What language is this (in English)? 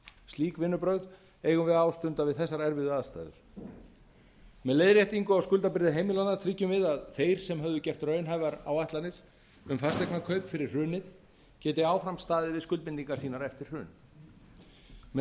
Icelandic